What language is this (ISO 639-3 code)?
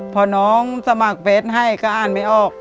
tha